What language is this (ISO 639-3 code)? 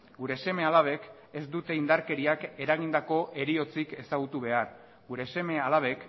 eus